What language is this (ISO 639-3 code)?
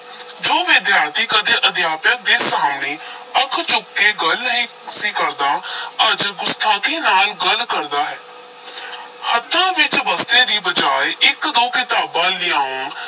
pan